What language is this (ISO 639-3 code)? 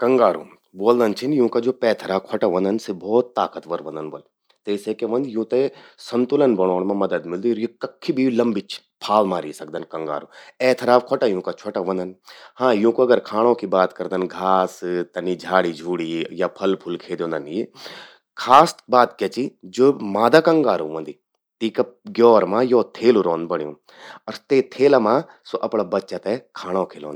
gbm